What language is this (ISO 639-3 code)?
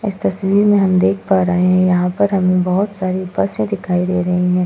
hin